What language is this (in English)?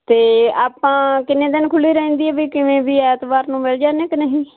Punjabi